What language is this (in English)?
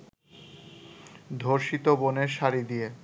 Bangla